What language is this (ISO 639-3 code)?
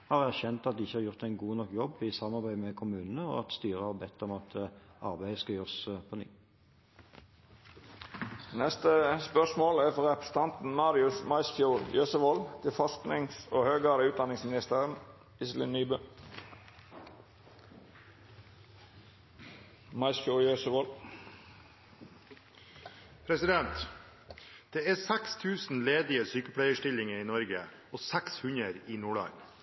nor